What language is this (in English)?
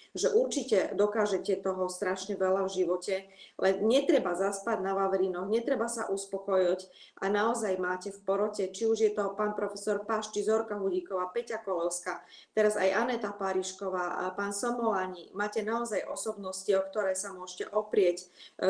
Slovak